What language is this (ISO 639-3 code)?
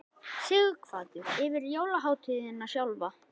isl